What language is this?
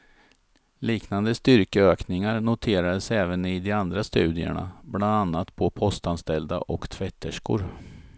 Swedish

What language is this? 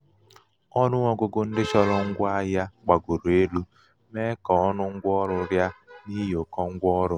Igbo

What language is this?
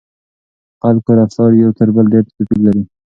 Pashto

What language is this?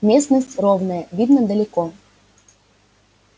Russian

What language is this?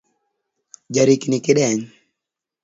Luo (Kenya and Tanzania)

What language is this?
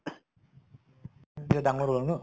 Assamese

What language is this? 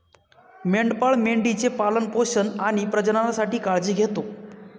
Marathi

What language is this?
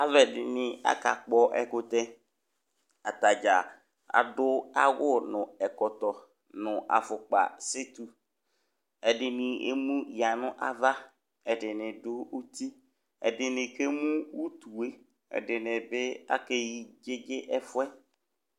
Ikposo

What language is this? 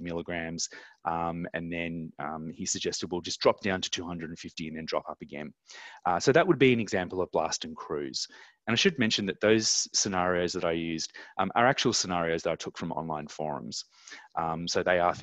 English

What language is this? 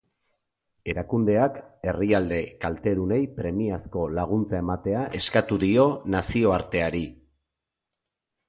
Basque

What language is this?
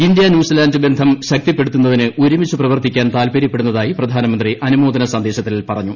Malayalam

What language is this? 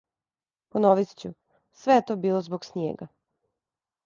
Serbian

